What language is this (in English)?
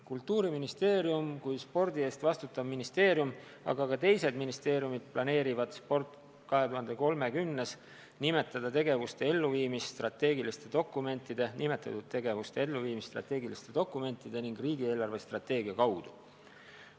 Estonian